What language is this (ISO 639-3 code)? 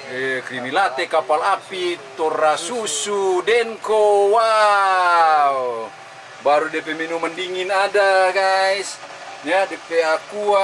ind